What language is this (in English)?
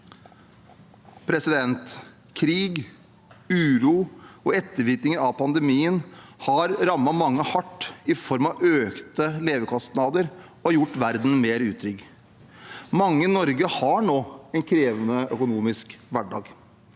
Norwegian